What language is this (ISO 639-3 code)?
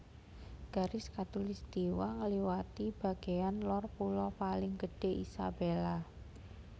jav